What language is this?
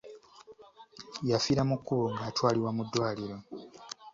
Ganda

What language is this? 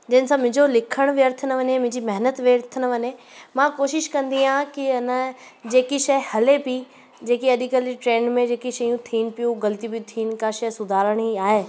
Sindhi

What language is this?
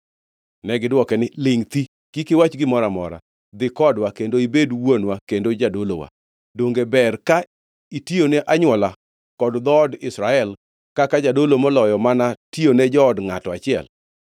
Luo (Kenya and Tanzania)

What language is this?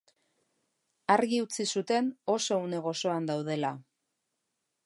Basque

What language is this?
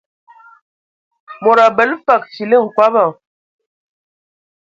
Ewondo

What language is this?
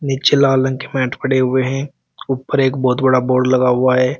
Hindi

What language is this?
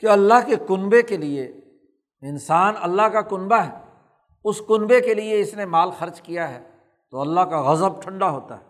Urdu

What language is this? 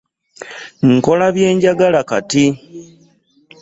Ganda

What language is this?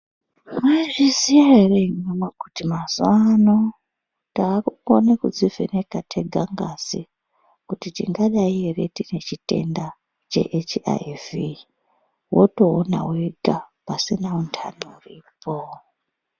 Ndau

